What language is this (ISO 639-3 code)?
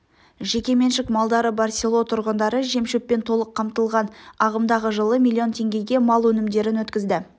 kaz